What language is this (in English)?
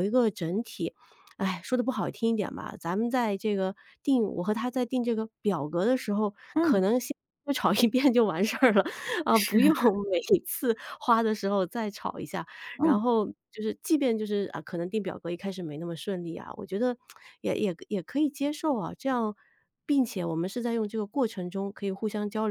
Chinese